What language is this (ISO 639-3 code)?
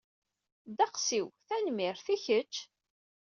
kab